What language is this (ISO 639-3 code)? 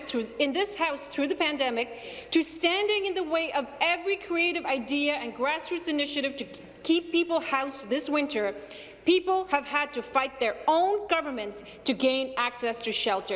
eng